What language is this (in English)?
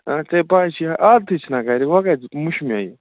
Kashmiri